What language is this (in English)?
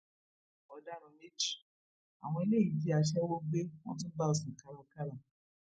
Yoruba